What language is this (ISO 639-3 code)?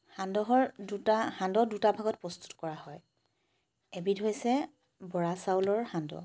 asm